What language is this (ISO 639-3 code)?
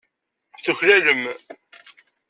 kab